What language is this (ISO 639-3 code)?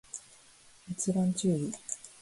jpn